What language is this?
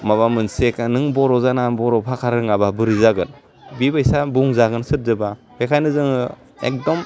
Bodo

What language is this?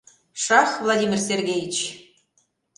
Mari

